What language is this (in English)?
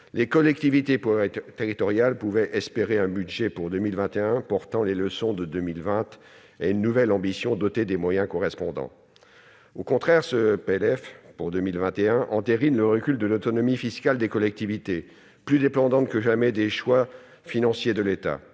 French